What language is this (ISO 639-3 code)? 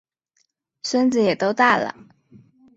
zho